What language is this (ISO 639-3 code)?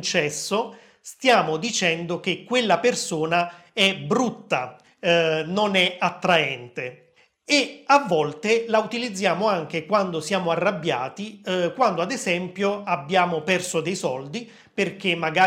ita